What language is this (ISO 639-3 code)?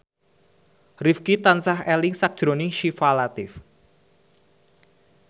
jav